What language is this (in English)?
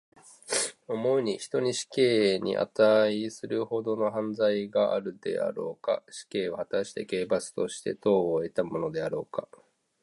Japanese